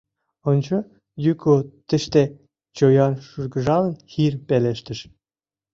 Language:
Mari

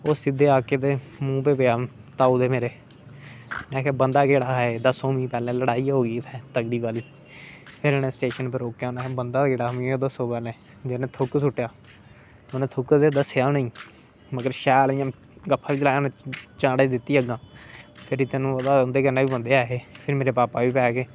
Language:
Dogri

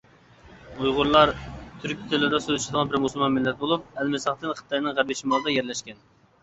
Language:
Uyghur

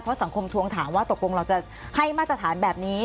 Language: Thai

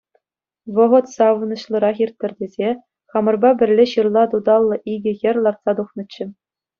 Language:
Chuvash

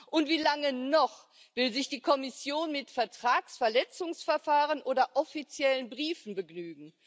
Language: German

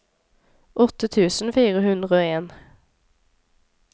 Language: Norwegian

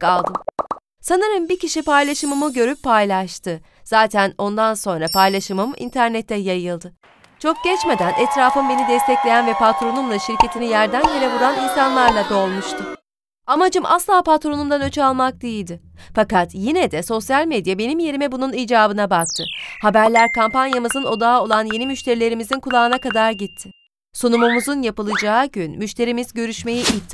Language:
Turkish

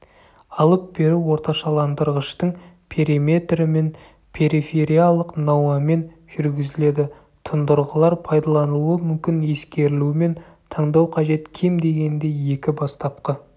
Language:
Kazakh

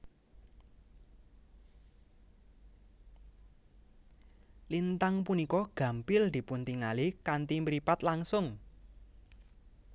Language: Javanese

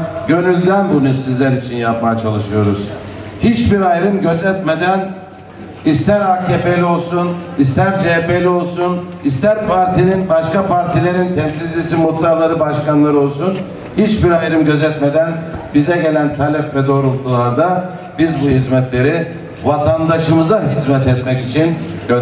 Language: Turkish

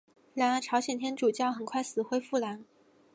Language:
Chinese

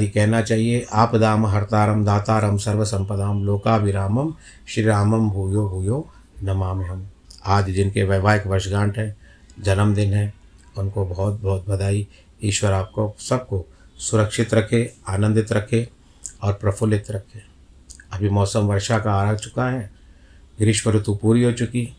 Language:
Hindi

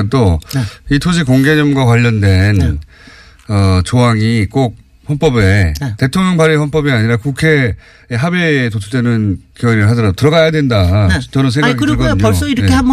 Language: Korean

